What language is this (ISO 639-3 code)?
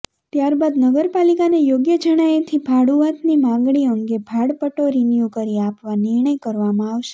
guj